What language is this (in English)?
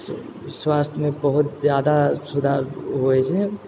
Maithili